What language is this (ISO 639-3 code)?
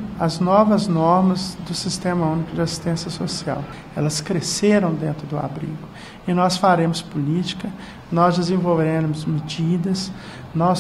por